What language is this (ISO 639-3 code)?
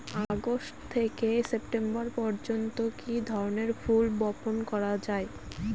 ben